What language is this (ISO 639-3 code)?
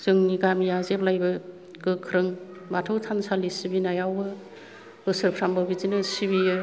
brx